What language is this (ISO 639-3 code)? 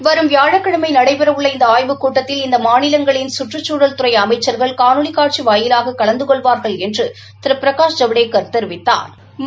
tam